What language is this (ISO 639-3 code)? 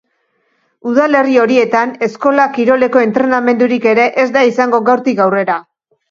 eus